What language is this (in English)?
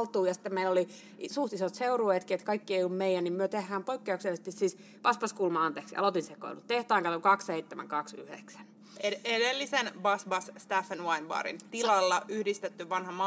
Finnish